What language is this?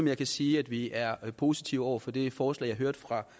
Danish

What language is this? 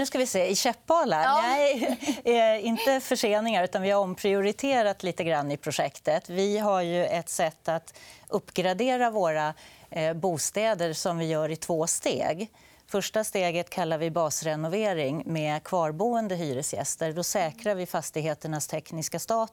Swedish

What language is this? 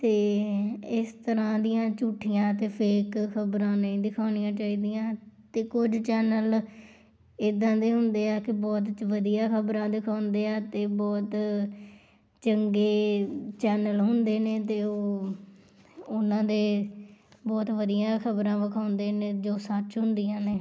Punjabi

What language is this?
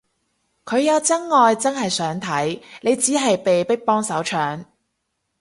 Cantonese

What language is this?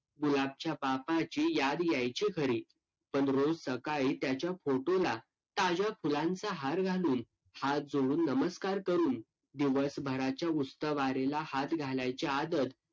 Marathi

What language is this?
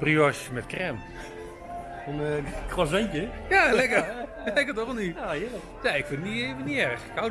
Dutch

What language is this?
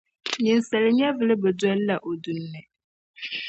Dagbani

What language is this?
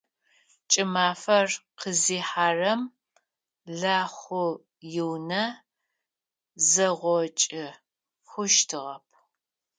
Adyghe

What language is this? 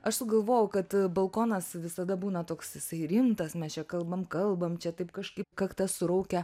Lithuanian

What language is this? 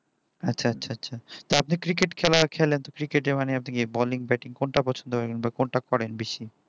Bangla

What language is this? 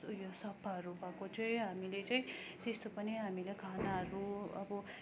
Nepali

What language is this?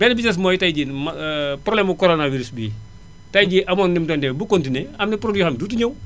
Wolof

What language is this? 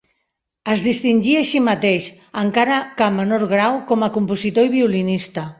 Catalan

